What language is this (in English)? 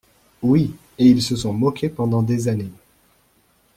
French